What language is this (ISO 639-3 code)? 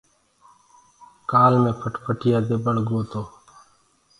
ggg